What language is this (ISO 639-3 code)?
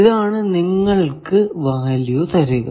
mal